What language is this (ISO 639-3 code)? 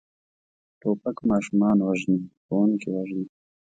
pus